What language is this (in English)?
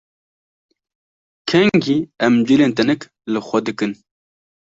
Kurdish